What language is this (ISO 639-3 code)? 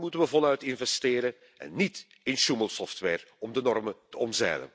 nld